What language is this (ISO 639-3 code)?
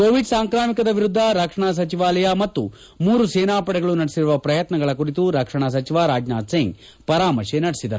kan